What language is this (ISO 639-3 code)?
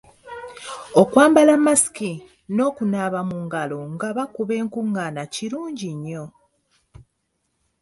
lug